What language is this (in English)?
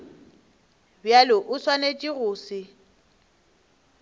Northern Sotho